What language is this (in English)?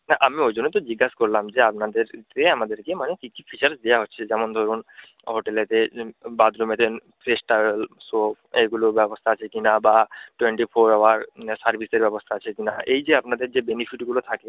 Bangla